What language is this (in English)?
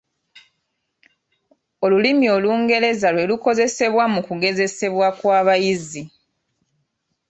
Ganda